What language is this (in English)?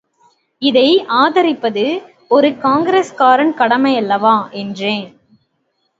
Tamil